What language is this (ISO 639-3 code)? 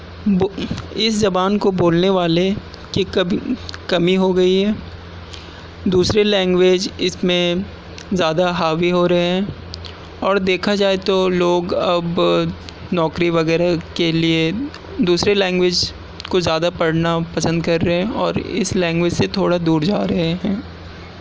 urd